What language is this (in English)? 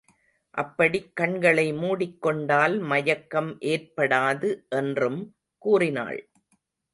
Tamil